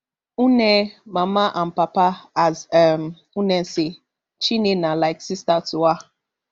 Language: Nigerian Pidgin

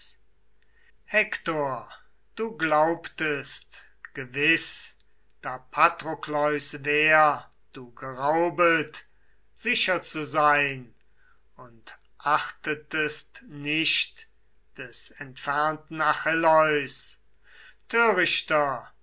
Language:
German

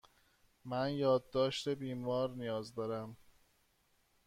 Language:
Persian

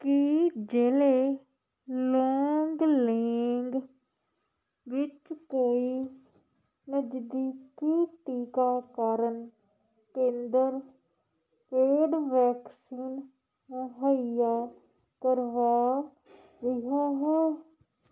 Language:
Punjabi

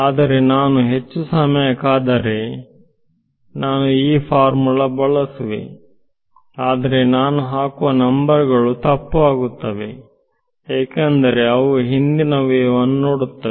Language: Kannada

